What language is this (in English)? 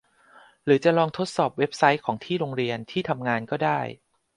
Thai